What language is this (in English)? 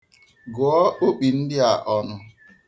Igbo